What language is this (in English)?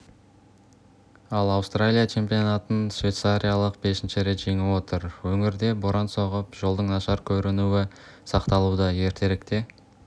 Kazakh